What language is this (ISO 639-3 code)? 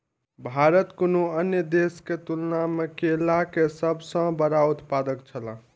mai